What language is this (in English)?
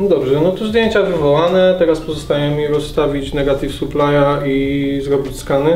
Polish